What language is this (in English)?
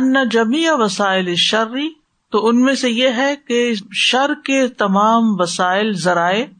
Urdu